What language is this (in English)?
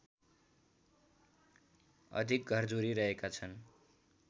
Nepali